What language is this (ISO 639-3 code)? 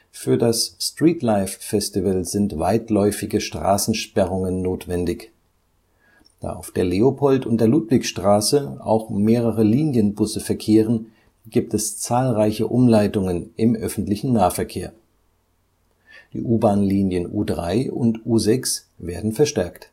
deu